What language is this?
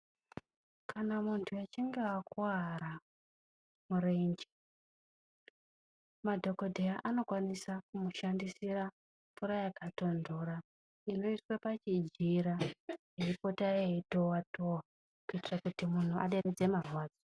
Ndau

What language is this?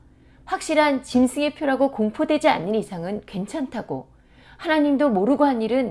Korean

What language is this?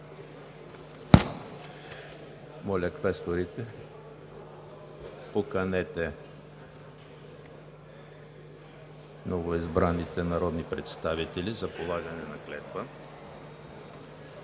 Bulgarian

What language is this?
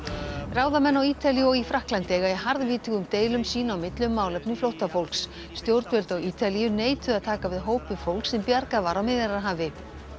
Icelandic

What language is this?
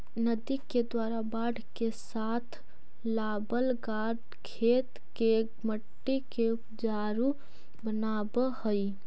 Magahi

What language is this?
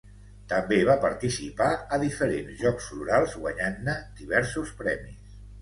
Catalan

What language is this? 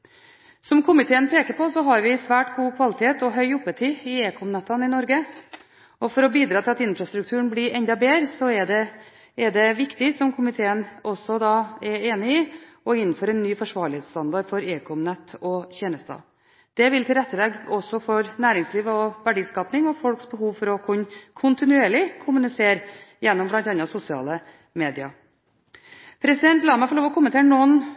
Norwegian Bokmål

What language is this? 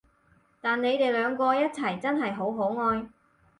Cantonese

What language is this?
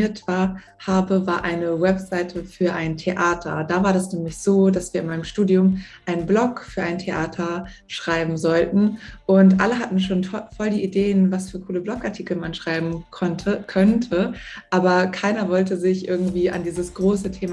German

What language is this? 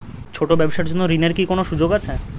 Bangla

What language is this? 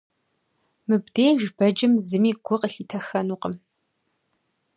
Kabardian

